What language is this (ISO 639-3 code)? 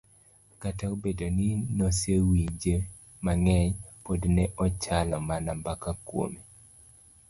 luo